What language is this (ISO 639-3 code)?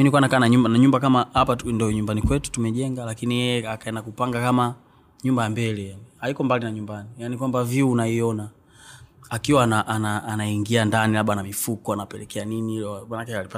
swa